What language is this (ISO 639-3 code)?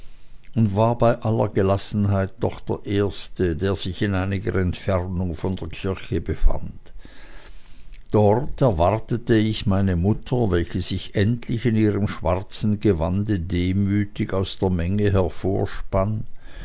deu